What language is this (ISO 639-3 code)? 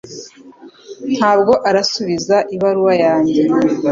kin